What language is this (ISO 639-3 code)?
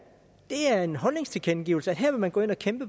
dan